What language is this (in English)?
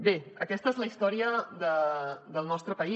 Catalan